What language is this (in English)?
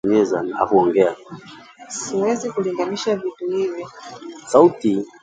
Swahili